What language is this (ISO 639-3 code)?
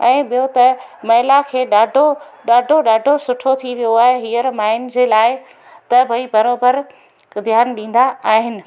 snd